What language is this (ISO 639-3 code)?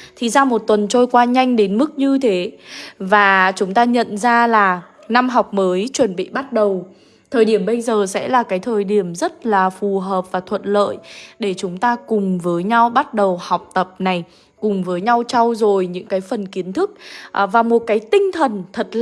vie